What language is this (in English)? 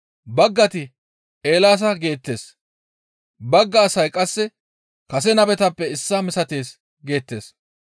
Gamo